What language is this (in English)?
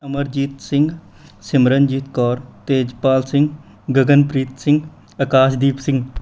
Punjabi